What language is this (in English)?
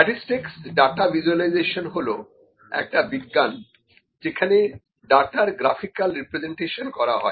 Bangla